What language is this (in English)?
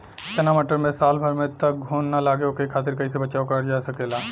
Bhojpuri